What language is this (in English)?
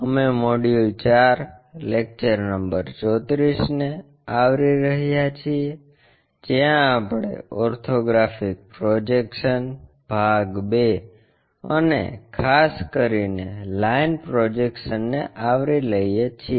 Gujarati